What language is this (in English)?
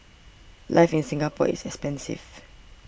English